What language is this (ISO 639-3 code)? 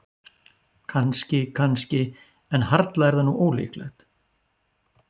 isl